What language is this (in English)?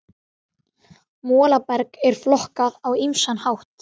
Icelandic